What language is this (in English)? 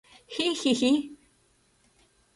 Mari